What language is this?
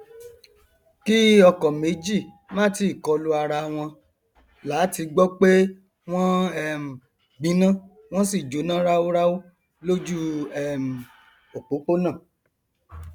Yoruba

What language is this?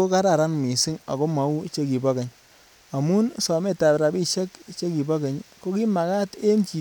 Kalenjin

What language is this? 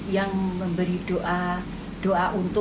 Indonesian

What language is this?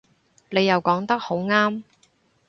Cantonese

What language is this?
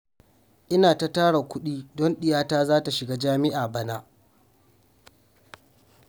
Hausa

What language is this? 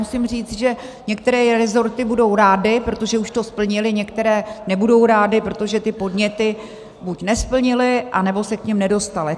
Czech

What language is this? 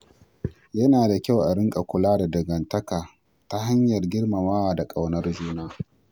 Hausa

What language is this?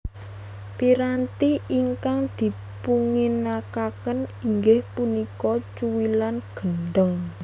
Javanese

